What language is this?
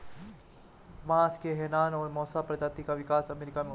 Hindi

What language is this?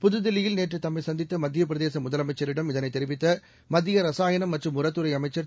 Tamil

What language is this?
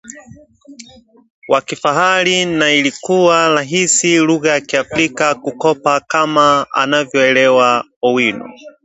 Swahili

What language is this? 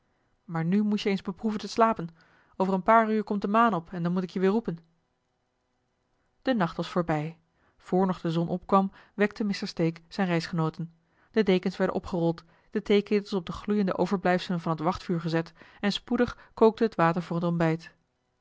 Dutch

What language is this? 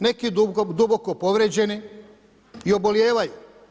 Croatian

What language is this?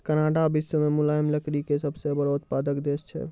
Maithili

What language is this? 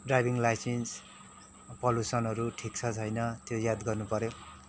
Nepali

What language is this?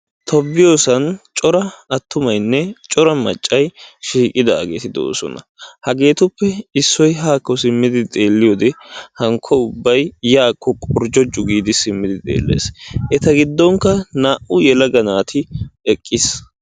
Wolaytta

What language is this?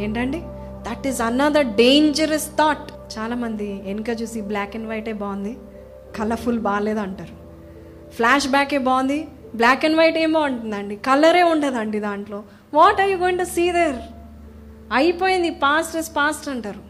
Telugu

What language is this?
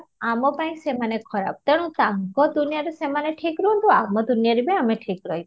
Odia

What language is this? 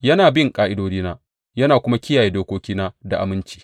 Hausa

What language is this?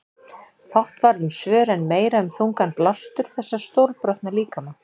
Icelandic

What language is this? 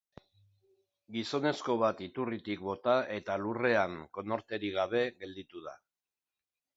Basque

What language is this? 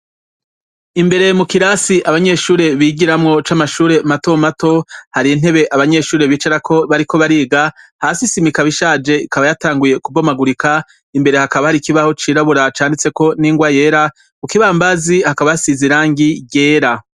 Rundi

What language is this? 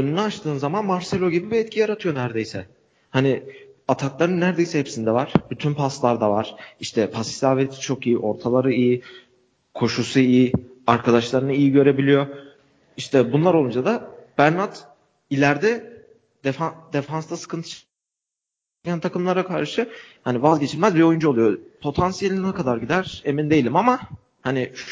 Turkish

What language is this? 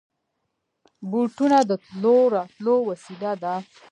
Pashto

